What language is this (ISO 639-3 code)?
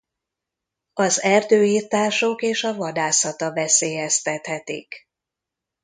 hun